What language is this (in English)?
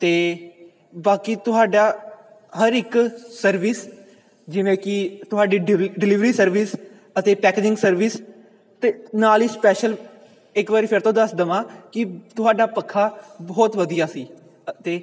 Punjabi